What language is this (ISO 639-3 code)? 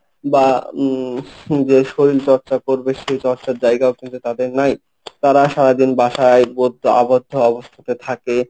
ben